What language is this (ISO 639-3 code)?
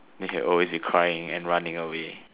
eng